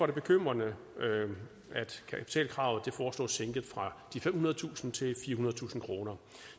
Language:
Danish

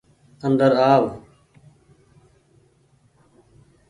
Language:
Goaria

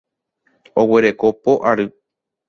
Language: Guarani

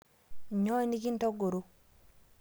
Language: Masai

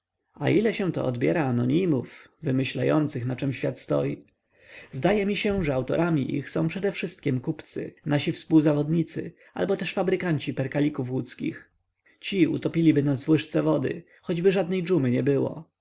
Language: Polish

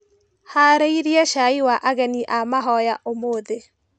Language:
Kikuyu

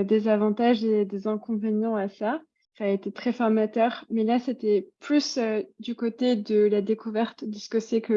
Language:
French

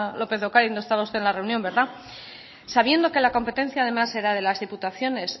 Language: Spanish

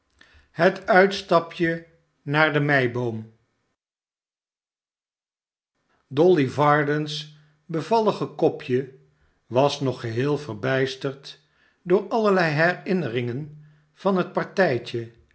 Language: Dutch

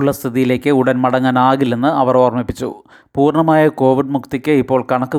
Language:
Malayalam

